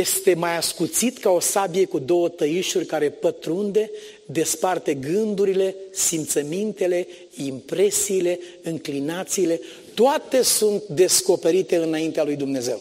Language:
Romanian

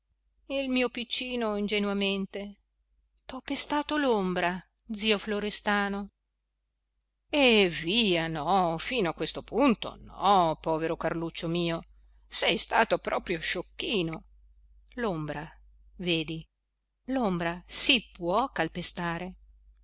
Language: Italian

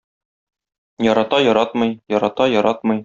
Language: Tatar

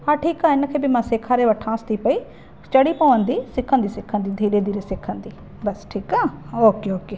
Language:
Sindhi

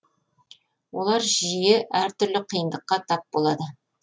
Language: Kazakh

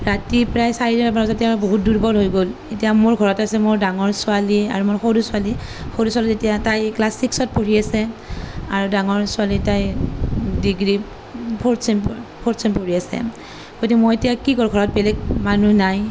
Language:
Assamese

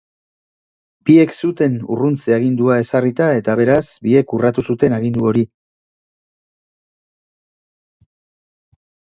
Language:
Basque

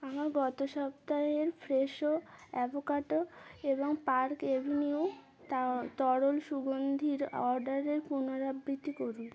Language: Bangla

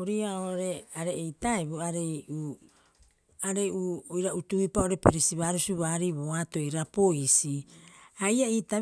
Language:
Rapoisi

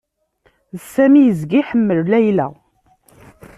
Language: Kabyle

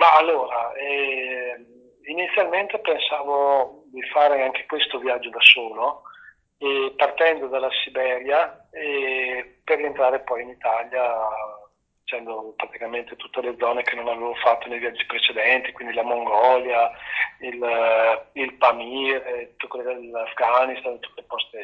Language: Italian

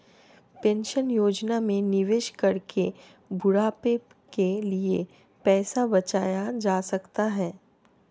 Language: Hindi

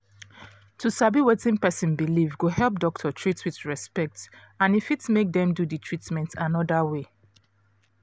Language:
Nigerian Pidgin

